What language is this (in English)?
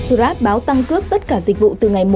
Vietnamese